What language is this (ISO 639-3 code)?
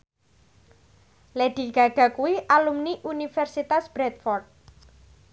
jav